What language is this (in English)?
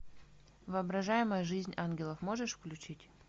Russian